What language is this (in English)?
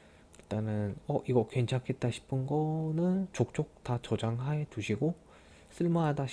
Korean